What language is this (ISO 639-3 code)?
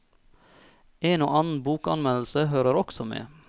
nor